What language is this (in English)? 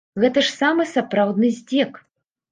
Belarusian